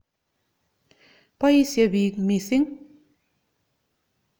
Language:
Kalenjin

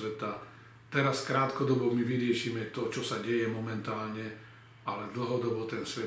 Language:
Slovak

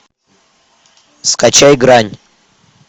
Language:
Russian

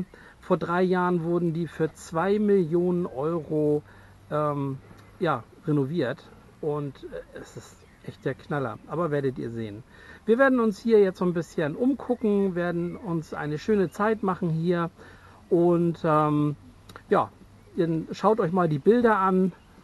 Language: German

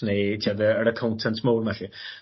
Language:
Welsh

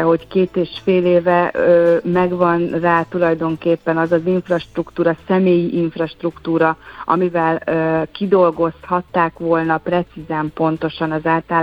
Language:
Hungarian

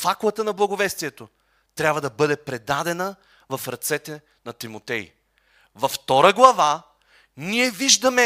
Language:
Bulgarian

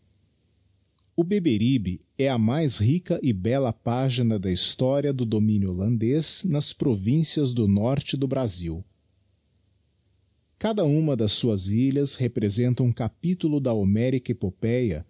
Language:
Portuguese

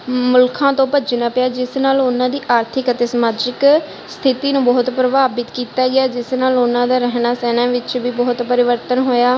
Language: Punjabi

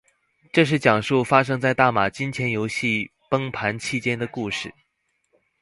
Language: Chinese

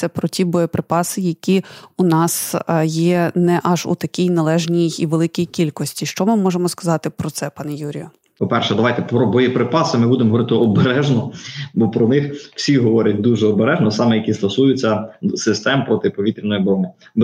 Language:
Ukrainian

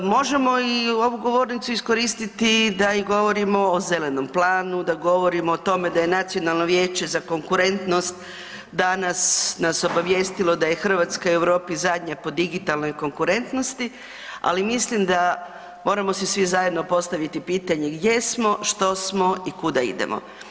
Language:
Croatian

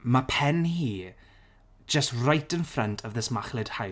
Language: Welsh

